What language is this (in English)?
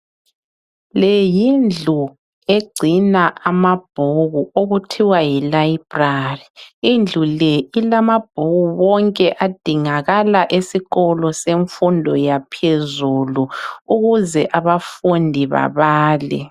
North Ndebele